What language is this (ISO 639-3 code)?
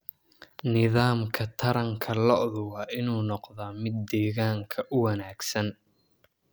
som